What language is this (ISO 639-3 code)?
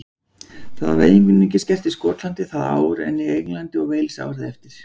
isl